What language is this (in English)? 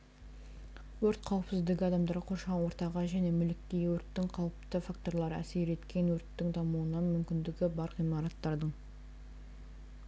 Kazakh